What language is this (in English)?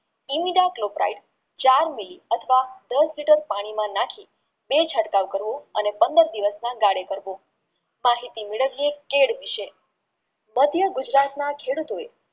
Gujarati